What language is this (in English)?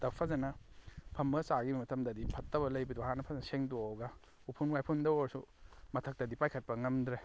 Manipuri